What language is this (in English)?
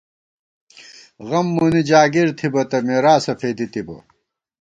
Gawar-Bati